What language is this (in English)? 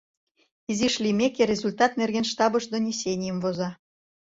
Mari